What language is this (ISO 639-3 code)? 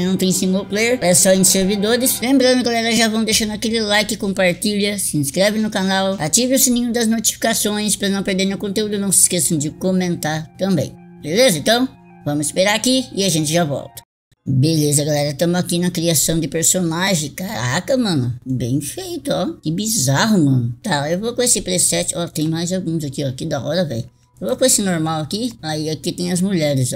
por